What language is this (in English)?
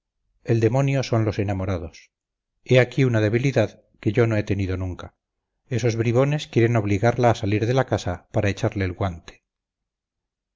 Spanish